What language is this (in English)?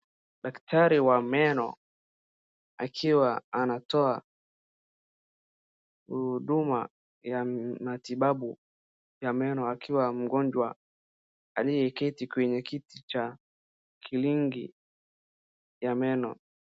Swahili